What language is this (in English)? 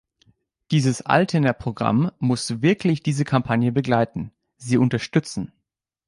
German